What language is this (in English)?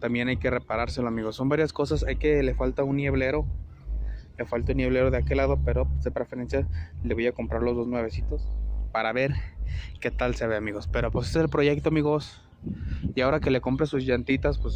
Spanish